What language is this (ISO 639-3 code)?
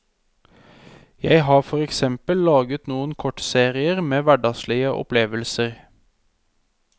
nor